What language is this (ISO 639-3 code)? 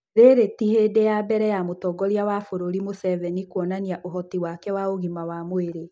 kik